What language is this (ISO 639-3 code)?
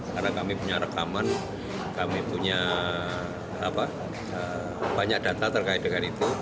ind